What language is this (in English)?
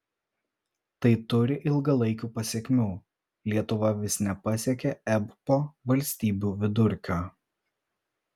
Lithuanian